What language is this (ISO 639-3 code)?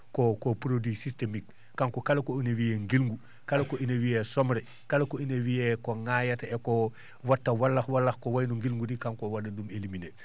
ful